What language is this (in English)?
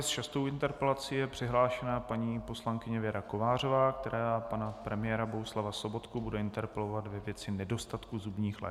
Czech